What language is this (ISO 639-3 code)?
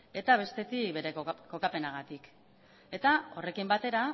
eus